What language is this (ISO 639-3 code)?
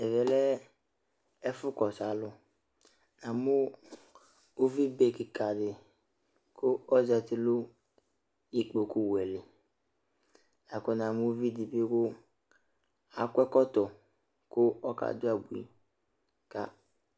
kpo